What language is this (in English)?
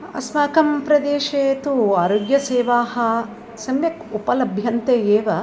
Sanskrit